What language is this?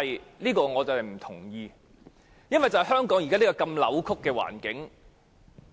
Cantonese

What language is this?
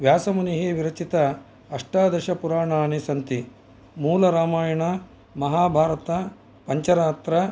Sanskrit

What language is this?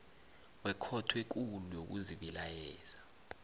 South Ndebele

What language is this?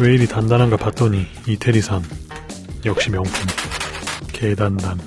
Korean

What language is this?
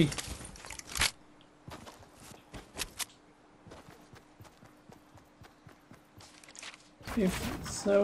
Dutch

